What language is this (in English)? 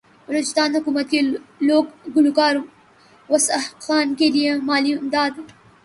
Urdu